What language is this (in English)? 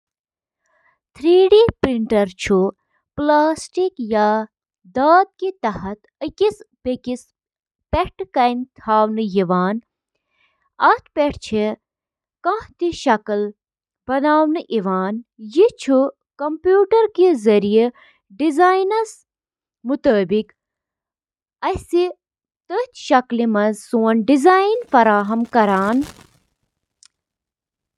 Kashmiri